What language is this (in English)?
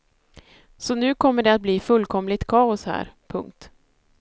Swedish